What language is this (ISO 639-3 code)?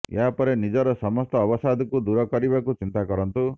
ori